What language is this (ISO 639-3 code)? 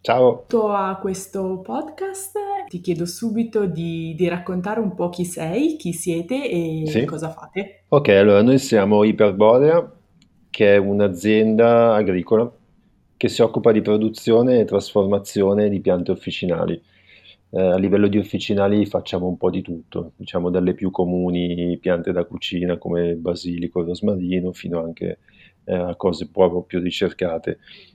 ita